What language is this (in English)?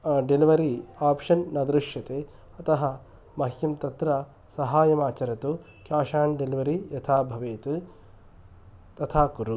Sanskrit